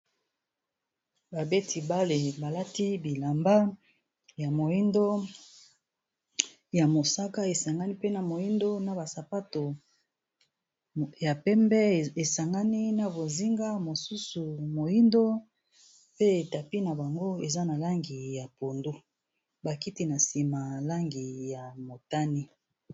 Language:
Lingala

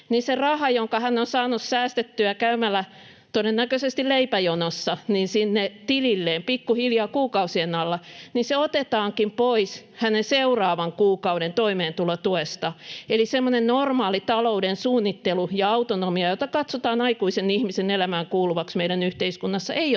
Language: Finnish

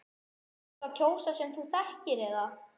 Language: Icelandic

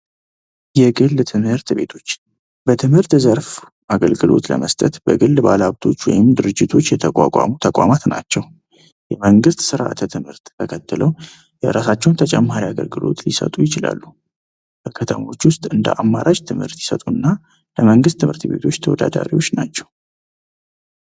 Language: Amharic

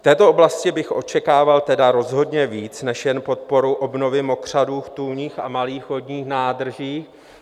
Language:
Czech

